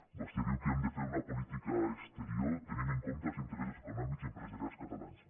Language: Catalan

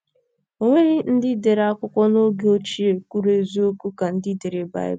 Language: Igbo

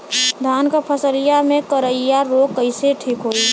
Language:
Bhojpuri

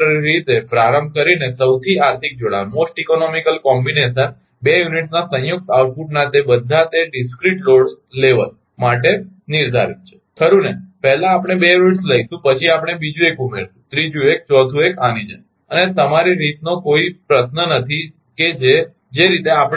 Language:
Gujarati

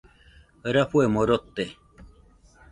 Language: Nüpode Huitoto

